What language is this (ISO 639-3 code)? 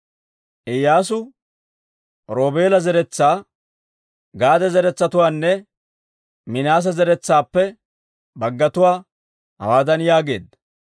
dwr